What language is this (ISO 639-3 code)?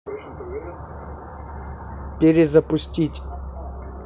rus